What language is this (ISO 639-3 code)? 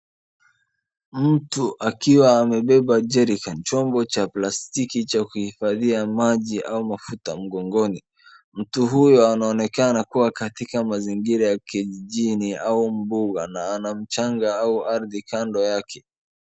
swa